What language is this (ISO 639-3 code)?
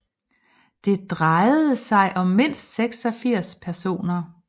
dan